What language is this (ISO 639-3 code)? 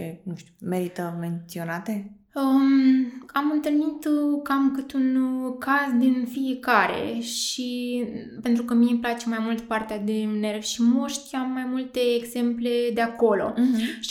ron